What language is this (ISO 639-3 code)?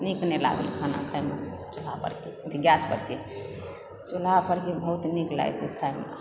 mai